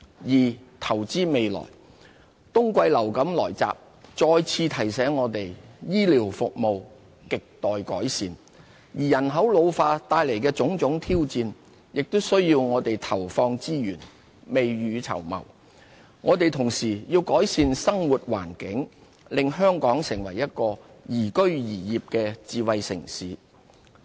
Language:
Cantonese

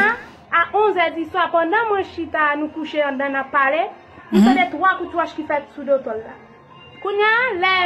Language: French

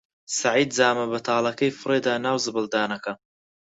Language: Central Kurdish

